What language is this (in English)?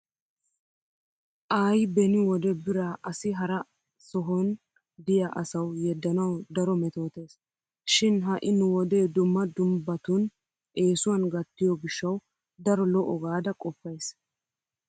Wolaytta